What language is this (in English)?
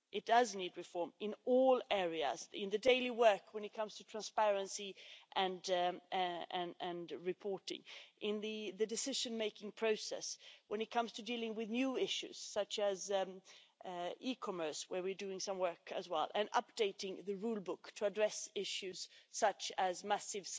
English